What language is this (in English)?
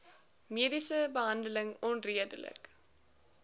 Afrikaans